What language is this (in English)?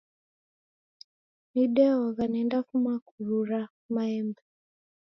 Taita